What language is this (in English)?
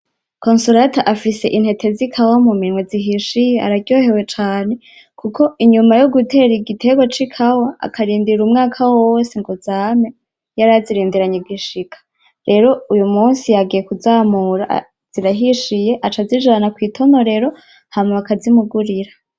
Rundi